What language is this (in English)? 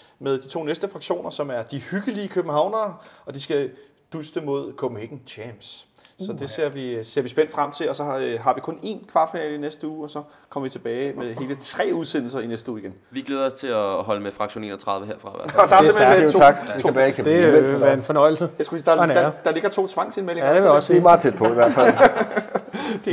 Danish